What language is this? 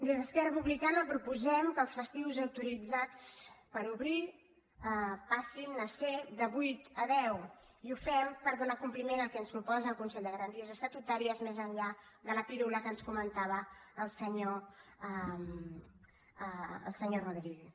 Catalan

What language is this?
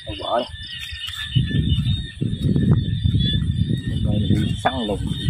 Vietnamese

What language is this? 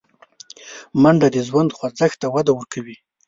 Pashto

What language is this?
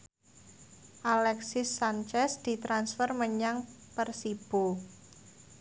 Javanese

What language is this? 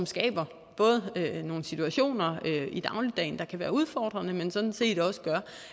Danish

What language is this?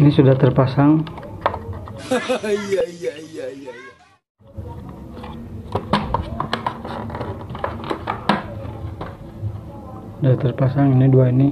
Indonesian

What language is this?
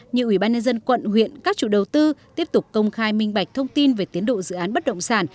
Vietnamese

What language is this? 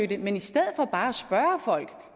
Danish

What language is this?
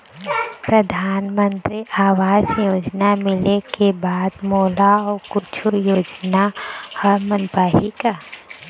Chhattisgarhi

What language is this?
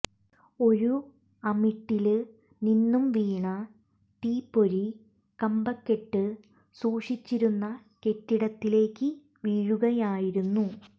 Malayalam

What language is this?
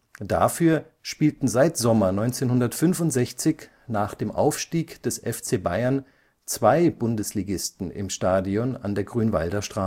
German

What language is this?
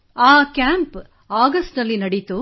Kannada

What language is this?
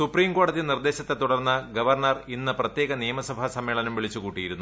Malayalam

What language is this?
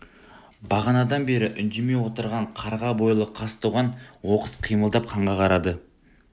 Kazakh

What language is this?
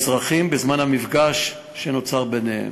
Hebrew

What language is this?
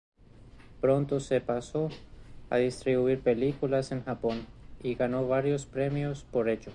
Spanish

